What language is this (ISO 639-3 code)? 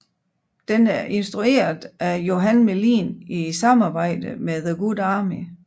dan